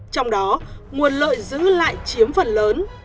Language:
Vietnamese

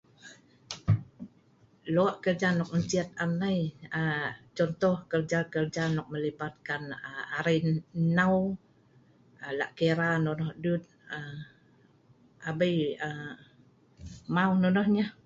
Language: Sa'ban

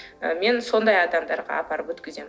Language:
Kazakh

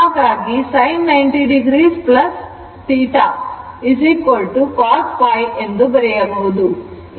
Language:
Kannada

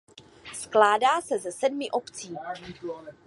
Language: Czech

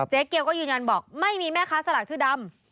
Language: Thai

